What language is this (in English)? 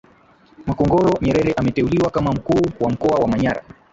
Swahili